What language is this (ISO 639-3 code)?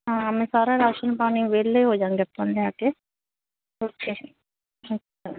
pan